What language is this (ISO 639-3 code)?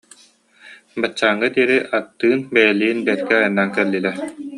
sah